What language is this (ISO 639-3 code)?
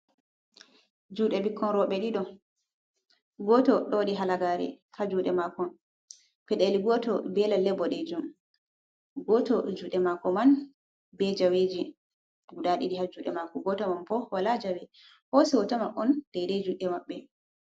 ful